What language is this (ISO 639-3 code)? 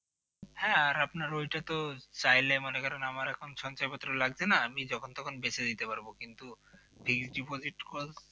ben